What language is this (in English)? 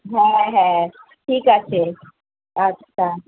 Bangla